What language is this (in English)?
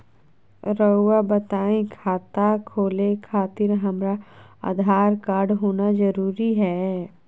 Magahi